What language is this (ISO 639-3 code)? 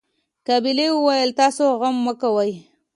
pus